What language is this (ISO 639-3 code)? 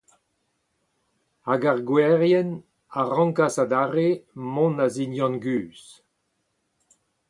bre